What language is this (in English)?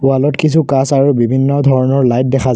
Assamese